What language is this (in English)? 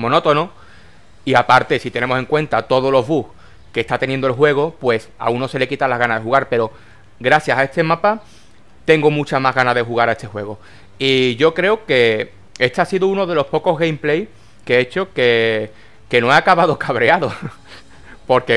Spanish